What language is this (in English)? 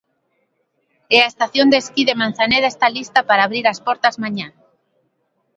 Galician